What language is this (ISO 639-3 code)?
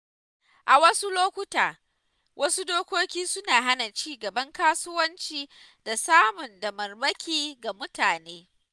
hau